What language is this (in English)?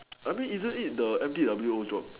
English